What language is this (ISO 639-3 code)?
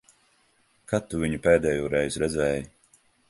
lav